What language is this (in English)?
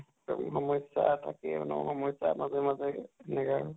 Assamese